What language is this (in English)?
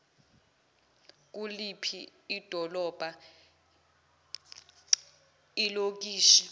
Zulu